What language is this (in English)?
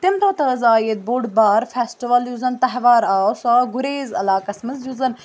Kashmiri